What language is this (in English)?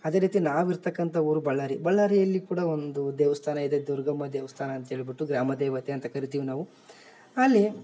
Kannada